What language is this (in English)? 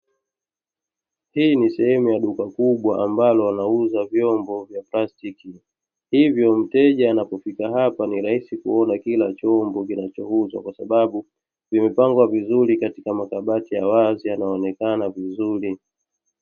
Swahili